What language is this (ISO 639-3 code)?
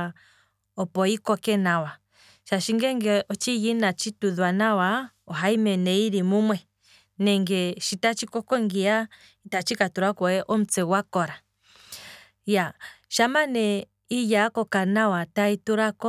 kwm